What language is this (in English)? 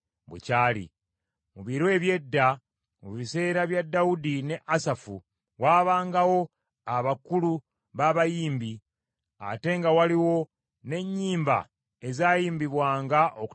Ganda